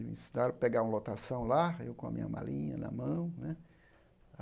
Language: Portuguese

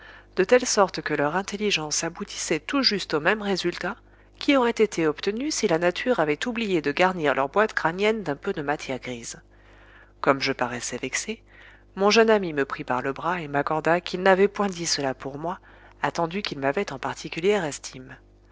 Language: French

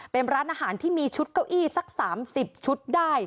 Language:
Thai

